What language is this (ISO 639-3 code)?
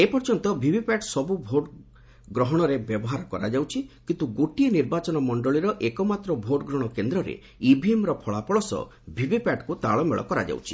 ori